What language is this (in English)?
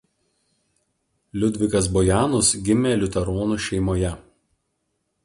Lithuanian